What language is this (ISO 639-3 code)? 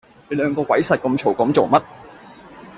yue